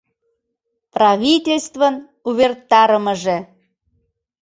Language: Mari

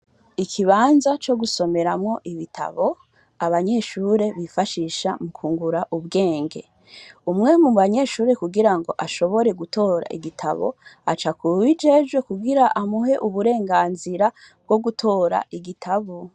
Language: Rundi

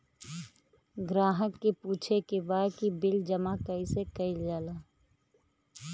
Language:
Bhojpuri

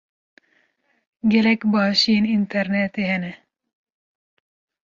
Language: Kurdish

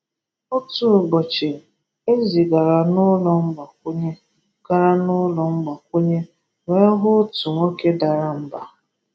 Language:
Igbo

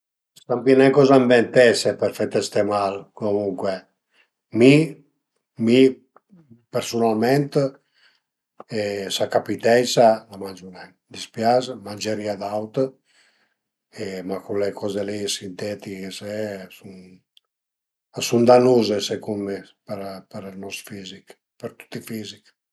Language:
Piedmontese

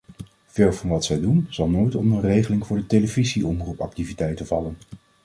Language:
Dutch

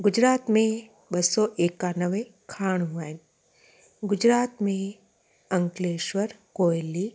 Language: Sindhi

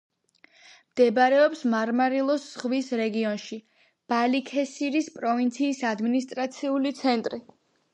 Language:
Georgian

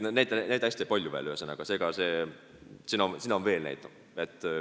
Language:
Estonian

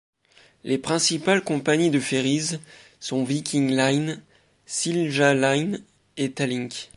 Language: French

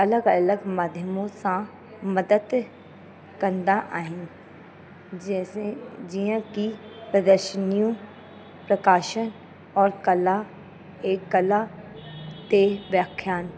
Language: Sindhi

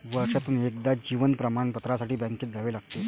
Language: Marathi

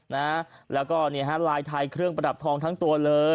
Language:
Thai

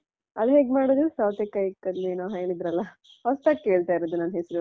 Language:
Kannada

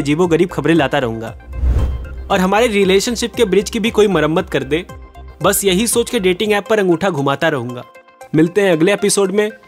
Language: Hindi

